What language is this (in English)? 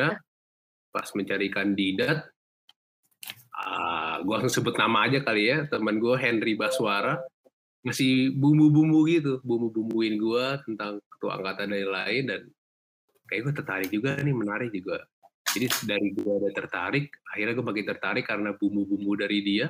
Indonesian